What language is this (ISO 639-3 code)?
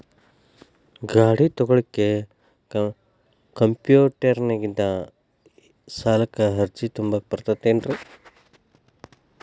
kan